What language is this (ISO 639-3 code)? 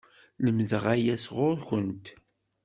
kab